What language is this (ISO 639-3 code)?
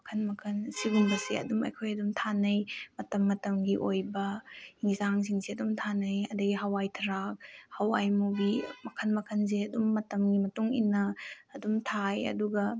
mni